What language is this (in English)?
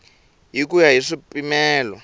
Tsonga